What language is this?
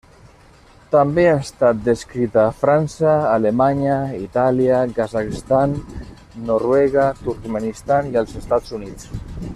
Catalan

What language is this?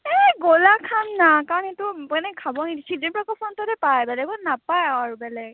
Assamese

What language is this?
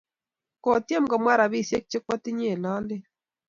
Kalenjin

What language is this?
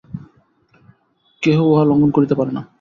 Bangla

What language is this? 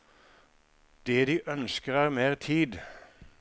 Norwegian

